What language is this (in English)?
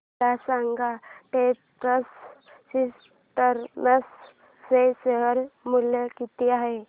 Marathi